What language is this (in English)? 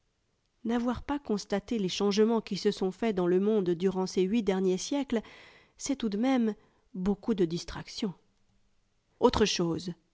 French